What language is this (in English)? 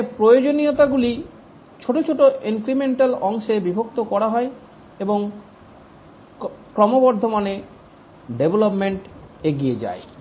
Bangla